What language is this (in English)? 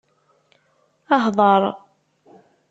Kabyle